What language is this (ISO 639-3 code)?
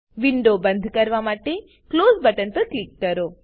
guj